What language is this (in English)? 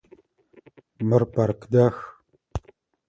Adyghe